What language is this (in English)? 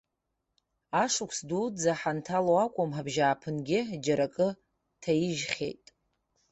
Abkhazian